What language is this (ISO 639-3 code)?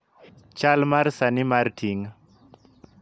luo